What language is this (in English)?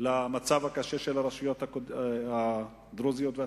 Hebrew